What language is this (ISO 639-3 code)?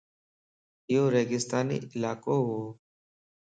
lss